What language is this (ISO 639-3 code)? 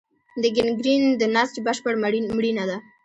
pus